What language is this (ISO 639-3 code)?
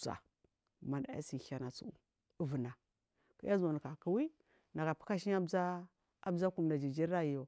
mfm